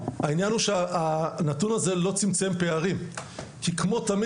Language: Hebrew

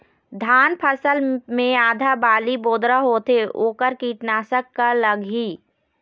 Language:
Chhattisgarhi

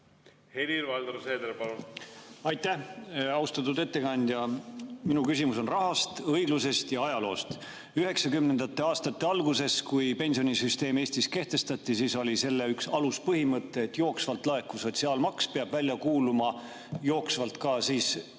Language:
Estonian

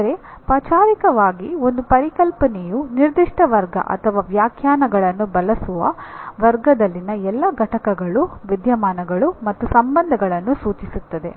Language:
Kannada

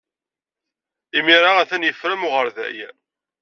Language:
Kabyle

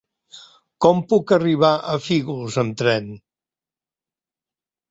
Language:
Catalan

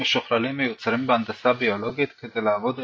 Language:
Hebrew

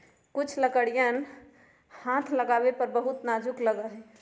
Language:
Magahi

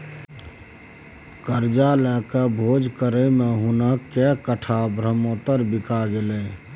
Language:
Maithili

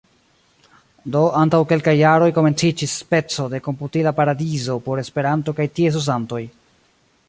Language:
Esperanto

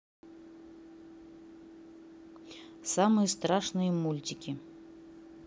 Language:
Russian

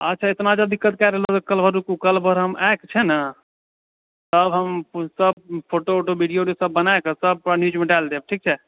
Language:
Maithili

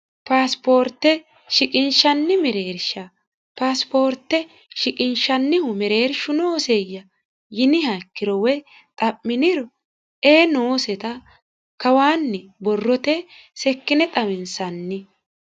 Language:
Sidamo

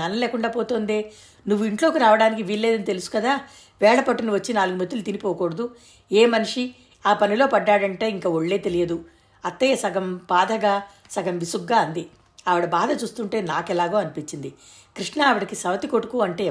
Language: Telugu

